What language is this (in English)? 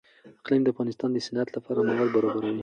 Pashto